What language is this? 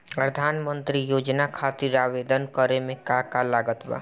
Bhojpuri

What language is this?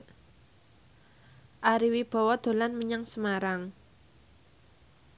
Javanese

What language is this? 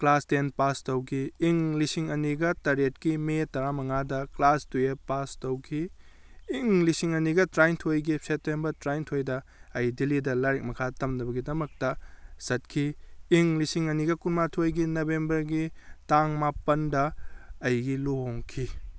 Manipuri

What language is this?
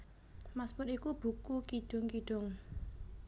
Javanese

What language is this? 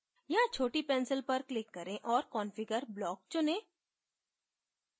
Hindi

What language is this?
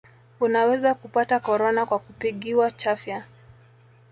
Swahili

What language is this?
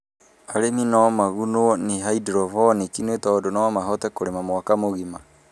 Kikuyu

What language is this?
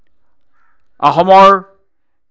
Assamese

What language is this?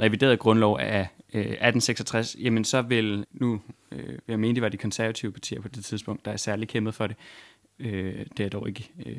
Danish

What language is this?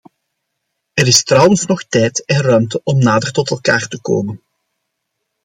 Dutch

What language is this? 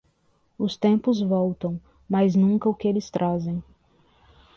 Portuguese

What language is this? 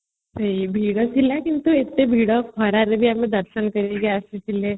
Odia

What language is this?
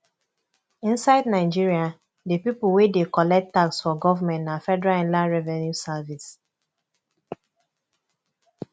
Nigerian Pidgin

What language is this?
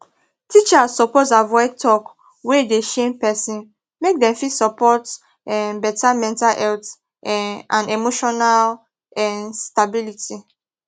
Nigerian Pidgin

